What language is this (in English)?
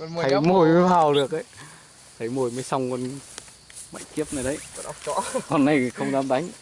Vietnamese